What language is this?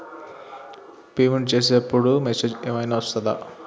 Telugu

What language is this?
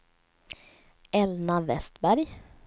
Swedish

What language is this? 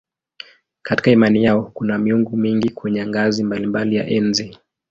Swahili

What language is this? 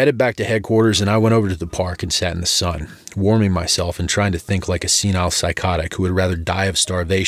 English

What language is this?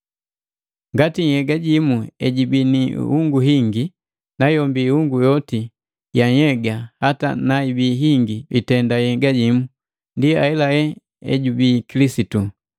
Matengo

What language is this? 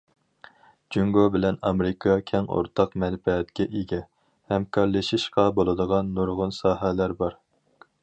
Uyghur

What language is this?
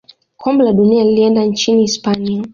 Swahili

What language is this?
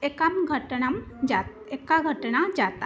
Sanskrit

